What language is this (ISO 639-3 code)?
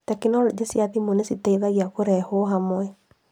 kik